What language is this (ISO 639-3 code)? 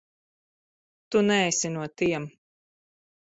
lav